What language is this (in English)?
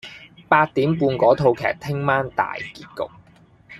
Cantonese